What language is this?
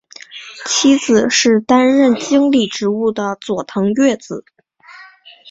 Chinese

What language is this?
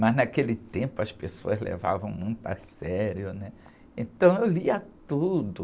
Portuguese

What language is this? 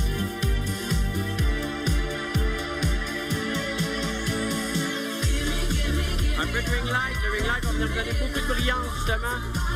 French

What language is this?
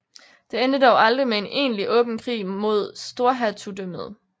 Danish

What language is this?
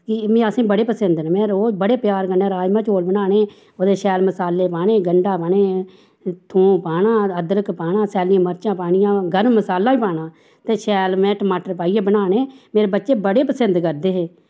Dogri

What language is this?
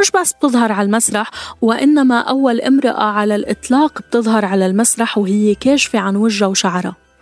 Arabic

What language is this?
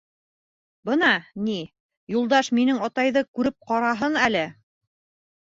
Bashkir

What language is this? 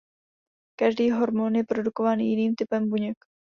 Czech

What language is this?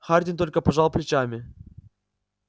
Russian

